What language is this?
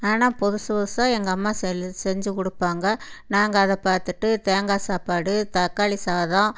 Tamil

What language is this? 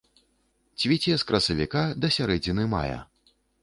Belarusian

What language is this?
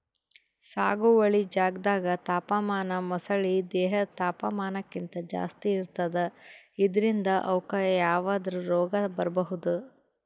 Kannada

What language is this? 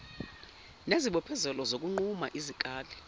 Zulu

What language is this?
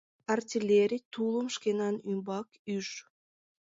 Mari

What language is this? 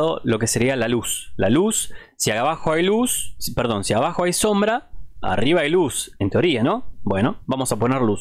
Spanish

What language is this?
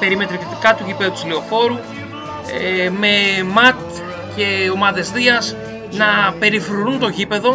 Greek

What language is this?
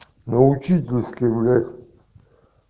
Russian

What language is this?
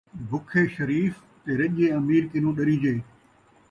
Saraiki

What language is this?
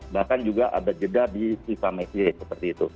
Indonesian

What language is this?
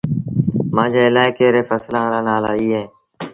Sindhi Bhil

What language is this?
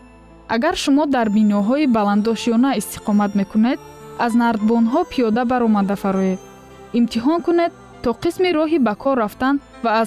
Persian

